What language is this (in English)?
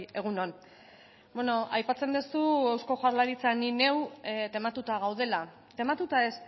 Basque